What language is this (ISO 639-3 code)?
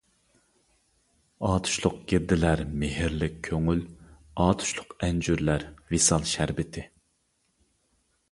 uig